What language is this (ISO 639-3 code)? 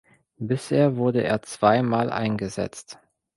deu